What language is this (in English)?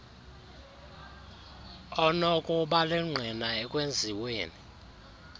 Xhosa